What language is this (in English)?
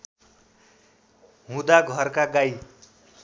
Nepali